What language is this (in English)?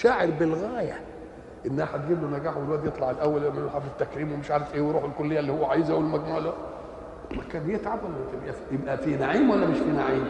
Arabic